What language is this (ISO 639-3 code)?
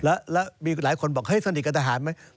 tha